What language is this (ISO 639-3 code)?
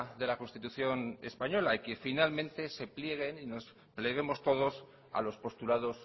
spa